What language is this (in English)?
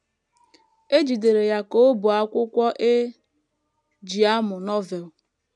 Igbo